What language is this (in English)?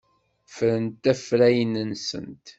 Kabyle